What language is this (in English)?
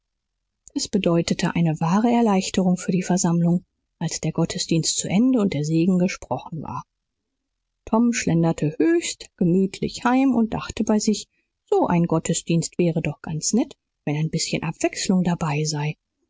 German